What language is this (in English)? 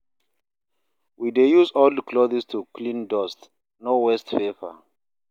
Nigerian Pidgin